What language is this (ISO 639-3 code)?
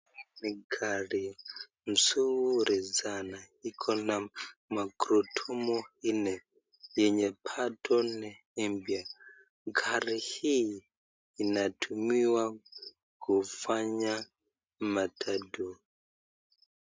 swa